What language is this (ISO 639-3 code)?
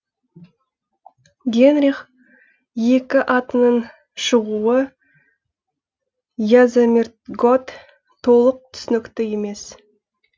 kaz